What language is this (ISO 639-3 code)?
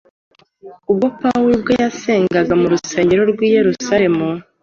kin